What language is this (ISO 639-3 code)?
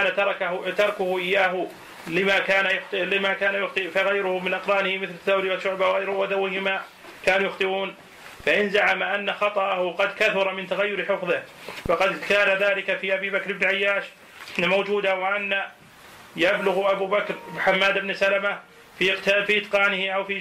ara